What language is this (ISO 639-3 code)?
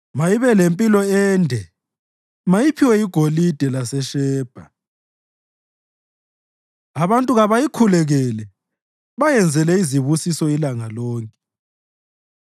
nde